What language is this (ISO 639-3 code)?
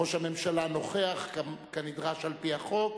heb